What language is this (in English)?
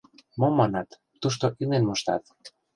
Mari